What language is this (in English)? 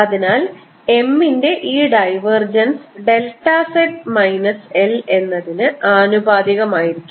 Malayalam